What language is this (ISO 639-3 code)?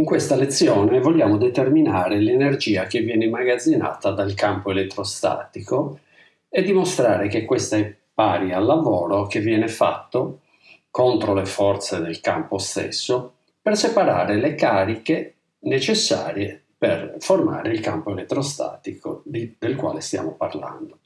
ita